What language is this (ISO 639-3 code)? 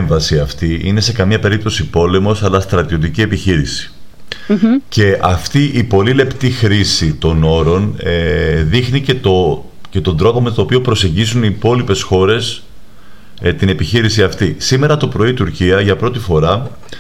ell